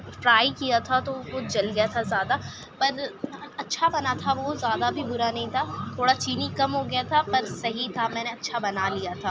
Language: Urdu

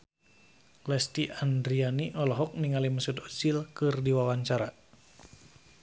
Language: Sundanese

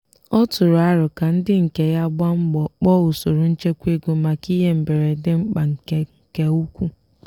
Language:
Igbo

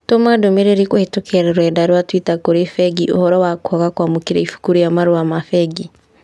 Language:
Kikuyu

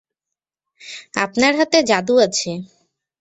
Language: Bangla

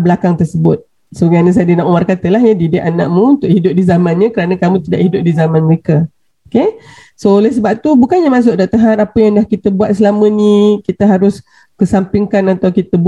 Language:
Malay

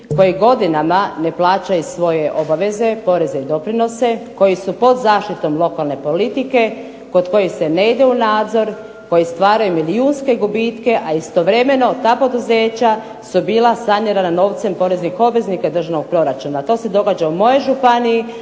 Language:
Croatian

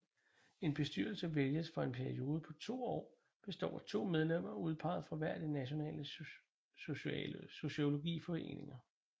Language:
Danish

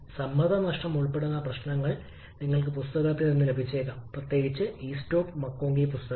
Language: Malayalam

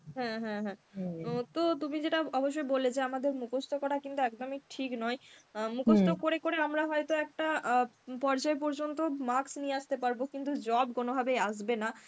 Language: Bangla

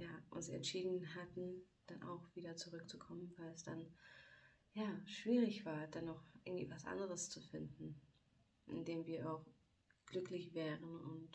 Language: German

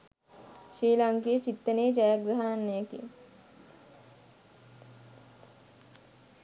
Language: Sinhala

